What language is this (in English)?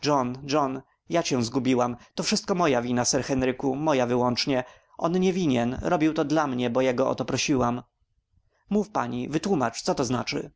Polish